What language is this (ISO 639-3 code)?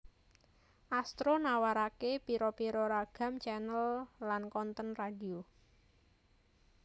jav